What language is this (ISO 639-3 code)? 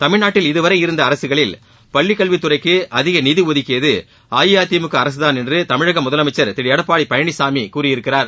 tam